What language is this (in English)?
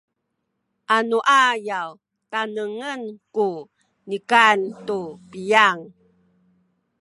Sakizaya